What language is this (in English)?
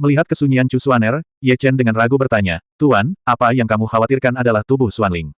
Indonesian